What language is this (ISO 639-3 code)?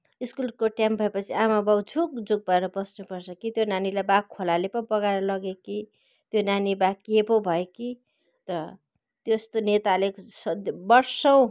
nep